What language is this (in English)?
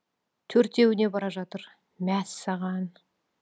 Kazakh